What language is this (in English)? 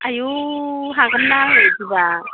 Bodo